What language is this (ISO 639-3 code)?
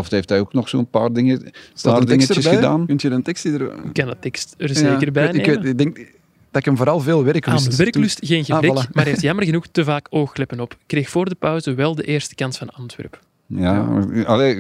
nld